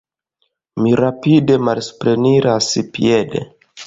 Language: Esperanto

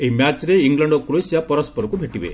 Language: Odia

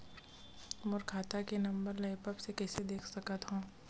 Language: Chhattisgarhi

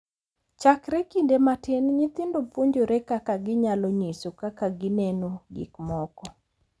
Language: Luo (Kenya and Tanzania)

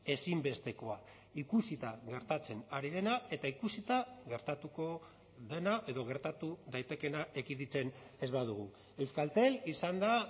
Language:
Basque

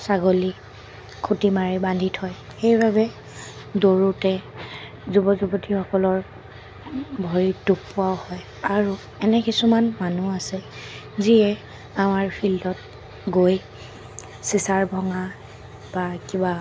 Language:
Assamese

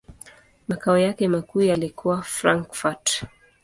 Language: Swahili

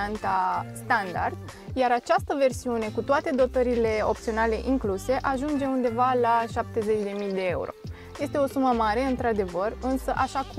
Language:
Romanian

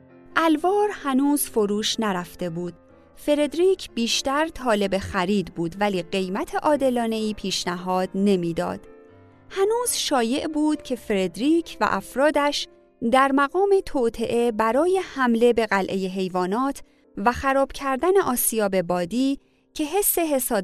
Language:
Persian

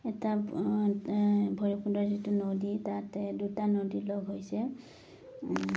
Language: Assamese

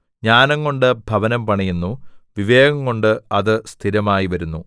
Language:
Malayalam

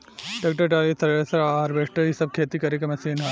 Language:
Bhojpuri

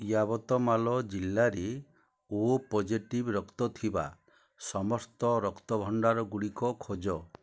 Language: Odia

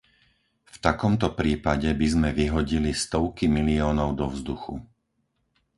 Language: Slovak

